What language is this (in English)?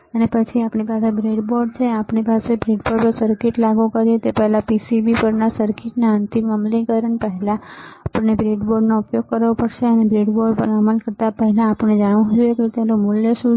Gujarati